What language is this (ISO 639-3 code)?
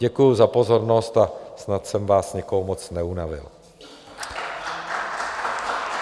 ces